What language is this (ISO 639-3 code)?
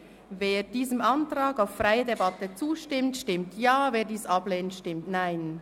gsw